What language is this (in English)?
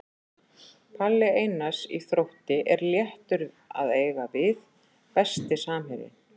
Icelandic